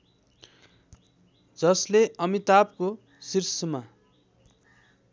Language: Nepali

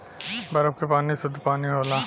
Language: Bhojpuri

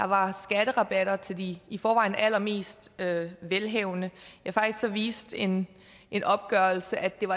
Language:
Danish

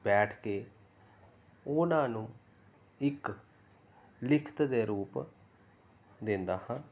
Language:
Punjabi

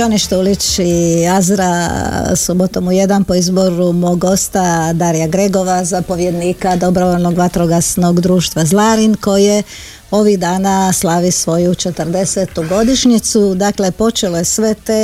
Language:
Croatian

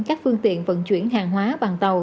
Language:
Vietnamese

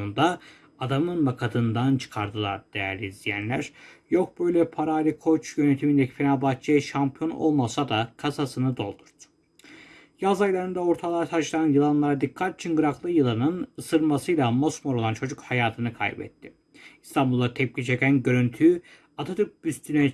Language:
Turkish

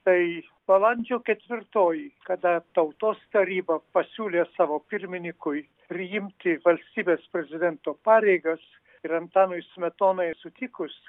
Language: Lithuanian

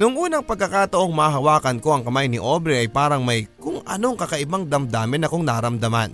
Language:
Filipino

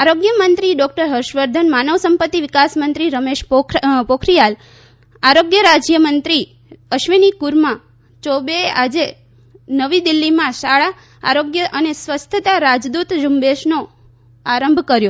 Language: Gujarati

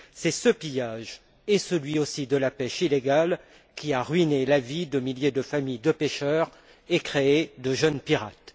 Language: French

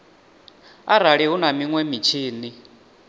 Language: Venda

